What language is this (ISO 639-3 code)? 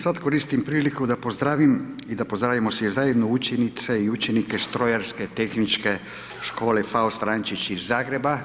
hrv